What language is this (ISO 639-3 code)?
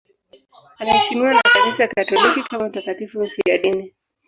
swa